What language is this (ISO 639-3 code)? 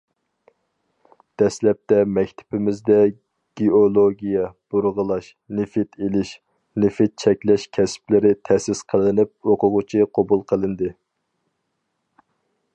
uig